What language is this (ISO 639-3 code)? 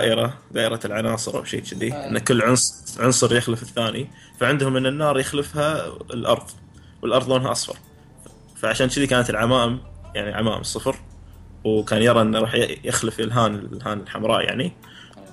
ara